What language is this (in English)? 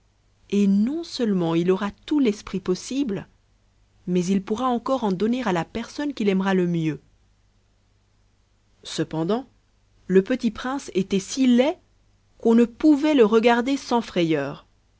French